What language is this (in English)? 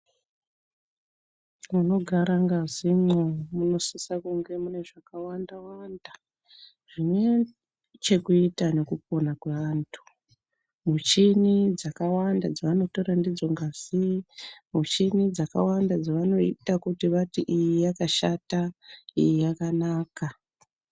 Ndau